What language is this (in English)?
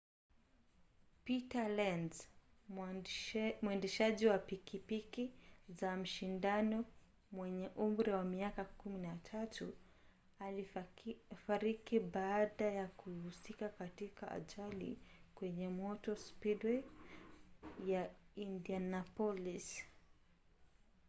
Swahili